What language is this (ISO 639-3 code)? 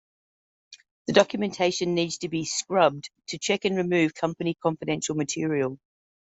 eng